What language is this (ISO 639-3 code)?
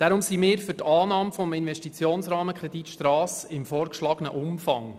gsw